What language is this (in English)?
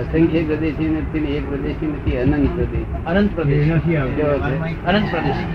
Gujarati